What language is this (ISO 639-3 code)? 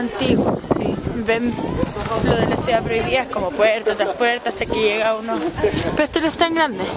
spa